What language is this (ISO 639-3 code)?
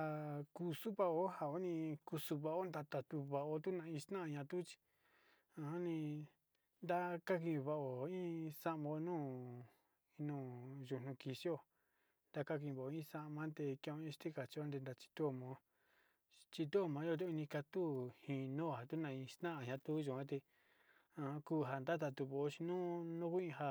xti